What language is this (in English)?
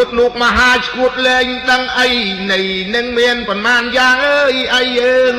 Thai